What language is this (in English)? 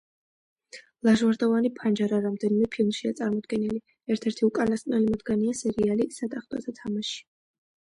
Georgian